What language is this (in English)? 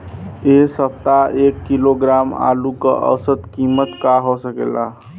Bhojpuri